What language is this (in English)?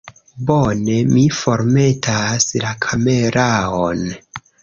Esperanto